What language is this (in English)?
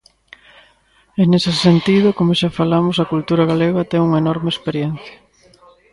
Galician